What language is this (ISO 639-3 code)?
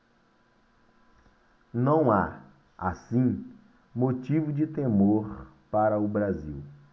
por